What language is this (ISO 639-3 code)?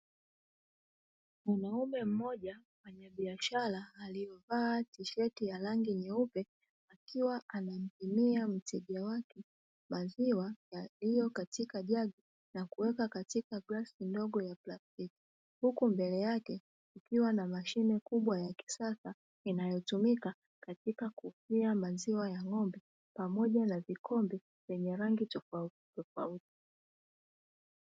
swa